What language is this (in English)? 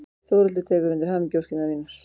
Icelandic